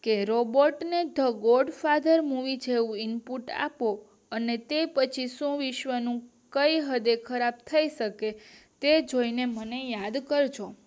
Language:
Gujarati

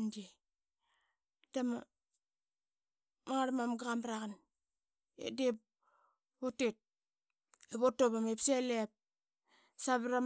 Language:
Qaqet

